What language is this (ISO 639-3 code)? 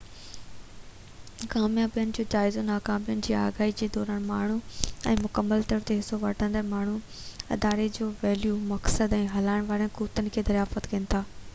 snd